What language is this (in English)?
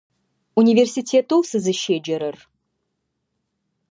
Adyghe